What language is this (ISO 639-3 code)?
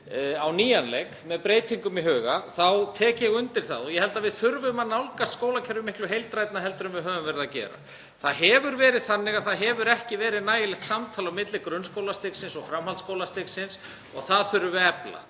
isl